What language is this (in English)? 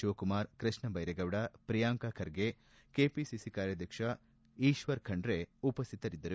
Kannada